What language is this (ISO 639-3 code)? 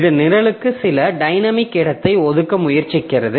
tam